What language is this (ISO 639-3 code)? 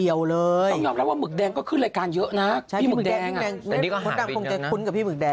tha